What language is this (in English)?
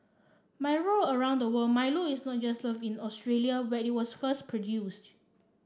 English